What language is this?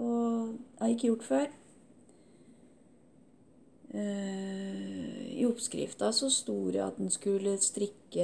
Norwegian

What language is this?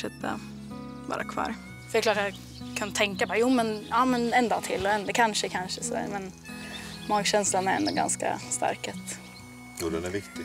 Swedish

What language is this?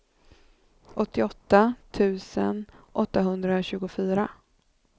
Swedish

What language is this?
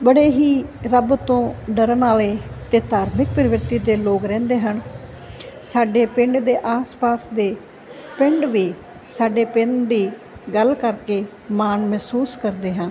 Punjabi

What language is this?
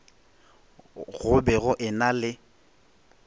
Northern Sotho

